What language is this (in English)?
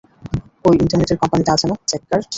Bangla